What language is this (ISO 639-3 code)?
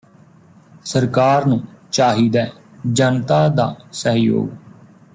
pan